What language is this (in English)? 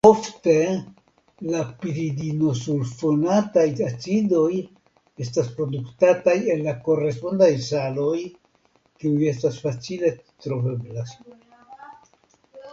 Esperanto